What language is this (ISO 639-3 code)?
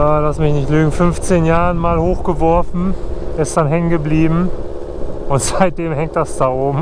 deu